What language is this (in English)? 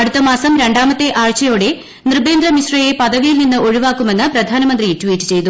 Malayalam